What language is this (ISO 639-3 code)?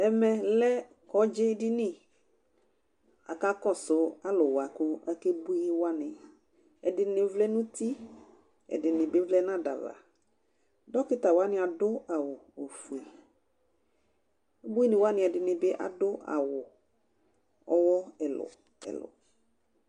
kpo